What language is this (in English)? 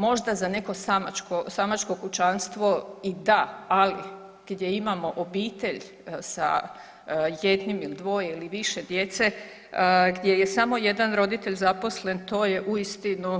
Croatian